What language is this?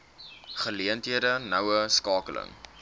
Afrikaans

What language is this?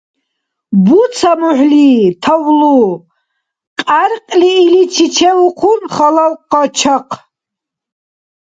Dargwa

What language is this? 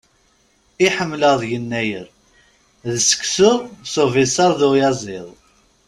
Kabyle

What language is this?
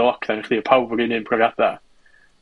Welsh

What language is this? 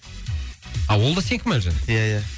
Kazakh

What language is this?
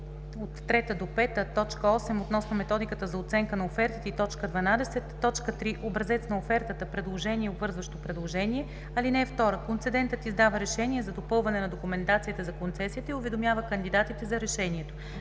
Bulgarian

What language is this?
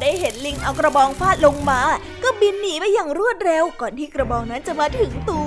Thai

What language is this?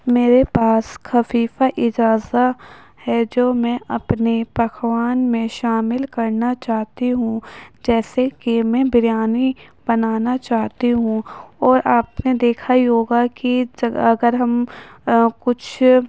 Urdu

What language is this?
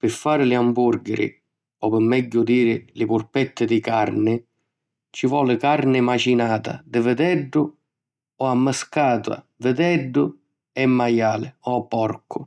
Sicilian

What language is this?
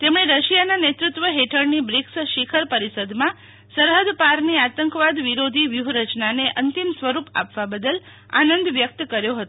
Gujarati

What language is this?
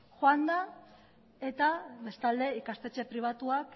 Basque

